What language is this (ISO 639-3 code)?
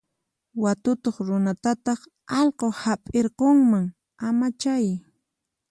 qxp